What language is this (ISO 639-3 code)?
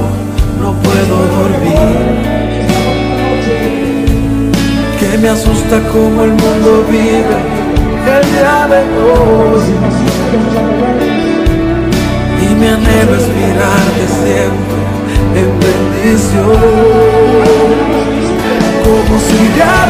ron